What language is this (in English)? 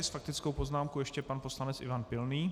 Czech